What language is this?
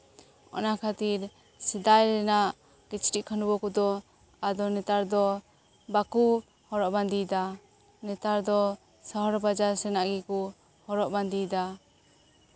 Santali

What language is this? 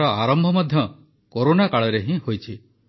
Odia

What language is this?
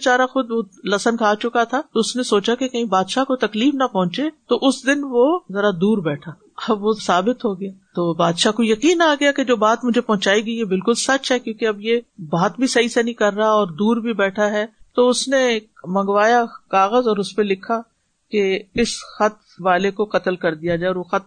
Urdu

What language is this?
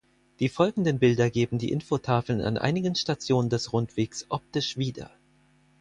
German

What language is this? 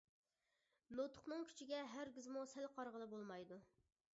Uyghur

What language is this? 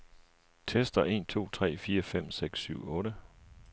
Danish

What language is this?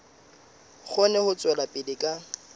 Southern Sotho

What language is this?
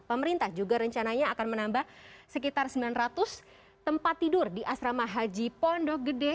Indonesian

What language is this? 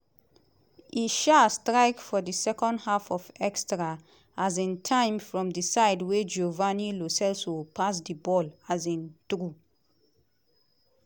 Nigerian Pidgin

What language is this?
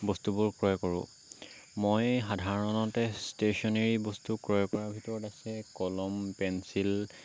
Assamese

